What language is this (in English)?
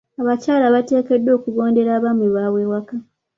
Ganda